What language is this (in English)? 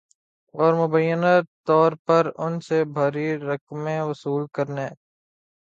Urdu